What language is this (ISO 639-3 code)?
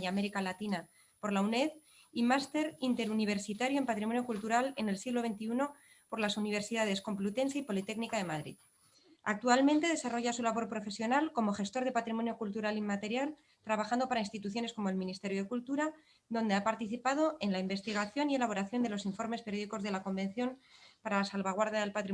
spa